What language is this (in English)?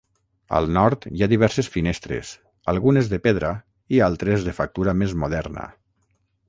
Catalan